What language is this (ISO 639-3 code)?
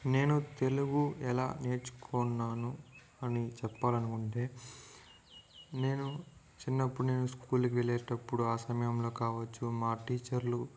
tel